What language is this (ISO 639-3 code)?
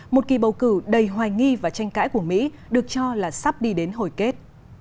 vie